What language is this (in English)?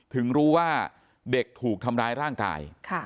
Thai